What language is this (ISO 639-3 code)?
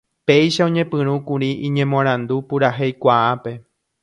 grn